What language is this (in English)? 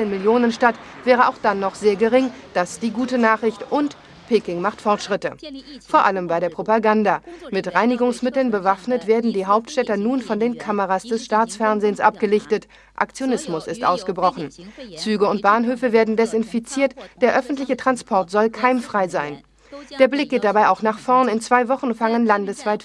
German